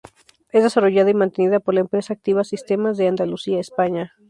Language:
Spanish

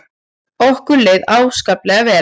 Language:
Icelandic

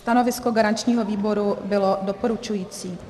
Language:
Czech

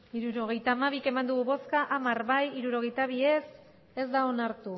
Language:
Basque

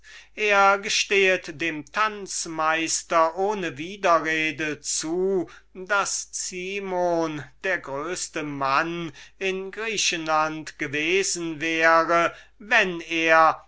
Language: German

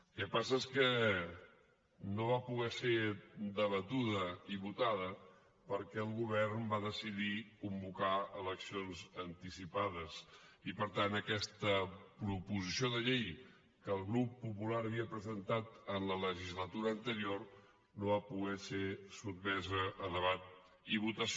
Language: Catalan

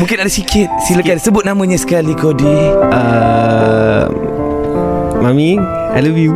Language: Malay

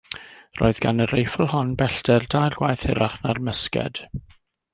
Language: Welsh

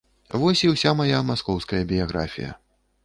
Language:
Belarusian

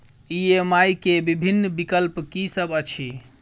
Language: Maithili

